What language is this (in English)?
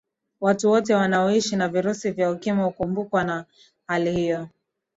Swahili